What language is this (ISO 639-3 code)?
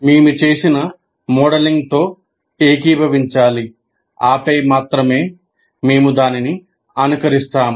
tel